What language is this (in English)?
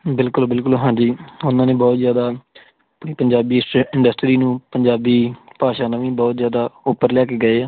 Punjabi